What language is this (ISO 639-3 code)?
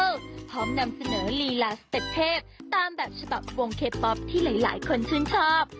tha